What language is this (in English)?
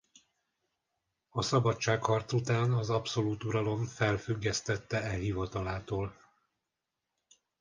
Hungarian